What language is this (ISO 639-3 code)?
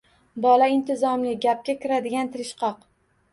uzb